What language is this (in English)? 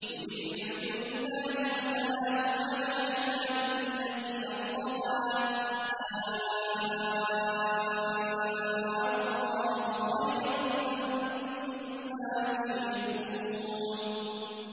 Arabic